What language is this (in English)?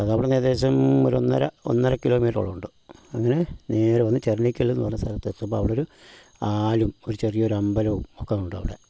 Malayalam